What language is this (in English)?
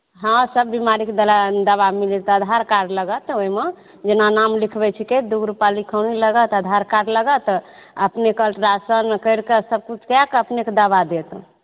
Maithili